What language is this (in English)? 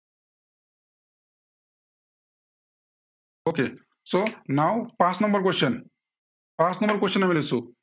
Assamese